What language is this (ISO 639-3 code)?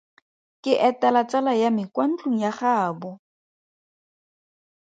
tsn